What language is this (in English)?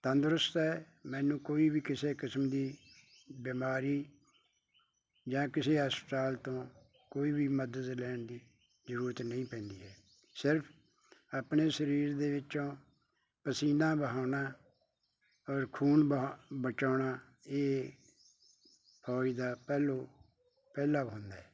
Punjabi